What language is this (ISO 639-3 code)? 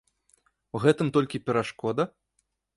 bel